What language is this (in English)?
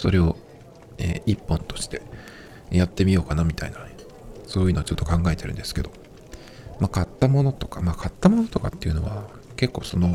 Japanese